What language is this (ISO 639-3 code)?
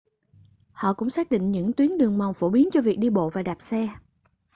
vie